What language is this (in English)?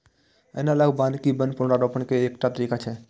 Maithili